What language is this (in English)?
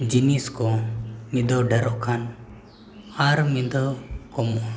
Santali